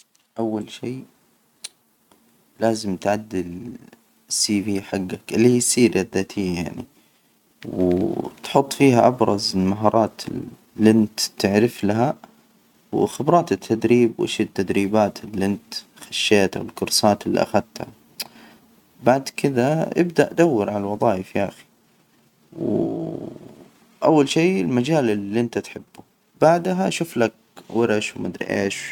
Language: Hijazi Arabic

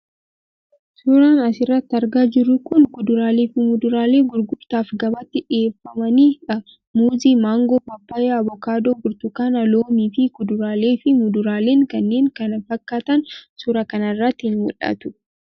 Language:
Oromo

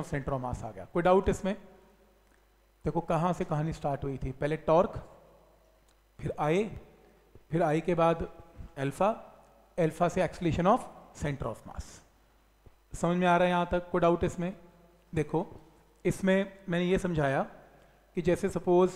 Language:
Hindi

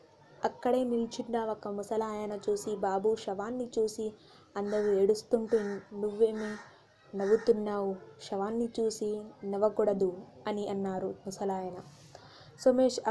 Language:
Telugu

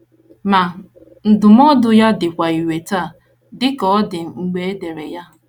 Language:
Igbo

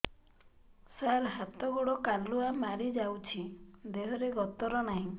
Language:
Odia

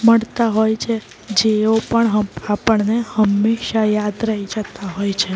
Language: Gujarati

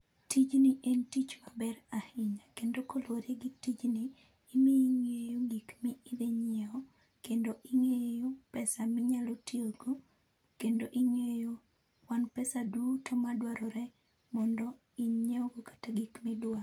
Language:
Luo (Kenya and Tanzania)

